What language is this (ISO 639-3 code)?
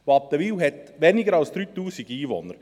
gsw